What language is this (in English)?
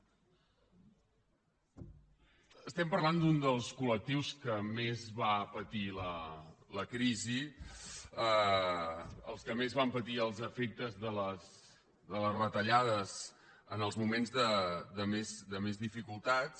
Catalan